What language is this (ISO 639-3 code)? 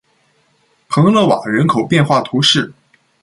zho